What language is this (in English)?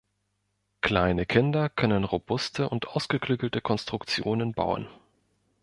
German